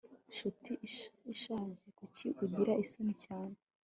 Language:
Kinyarwanda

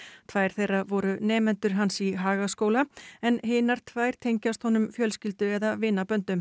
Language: Icelandic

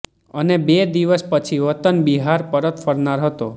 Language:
Gujarati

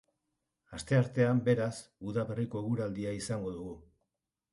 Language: Basque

